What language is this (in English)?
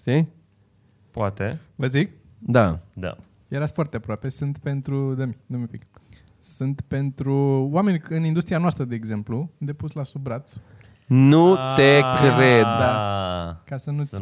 Romanian